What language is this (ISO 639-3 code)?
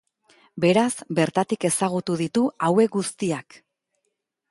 eus